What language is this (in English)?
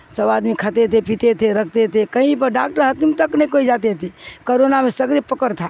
Urdu